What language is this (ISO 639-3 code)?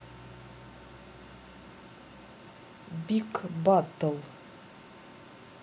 rus